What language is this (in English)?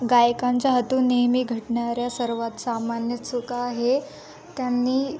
Marathi